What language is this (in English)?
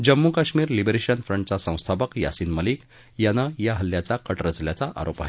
Marathi